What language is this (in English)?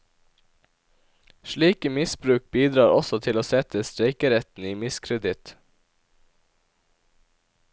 Norwegian